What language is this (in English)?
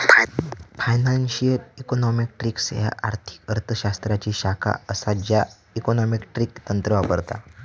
Marathi